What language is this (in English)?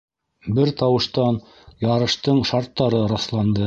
Bashkir